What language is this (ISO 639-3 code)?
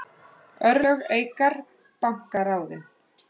isl